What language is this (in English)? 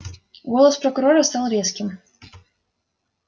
Russian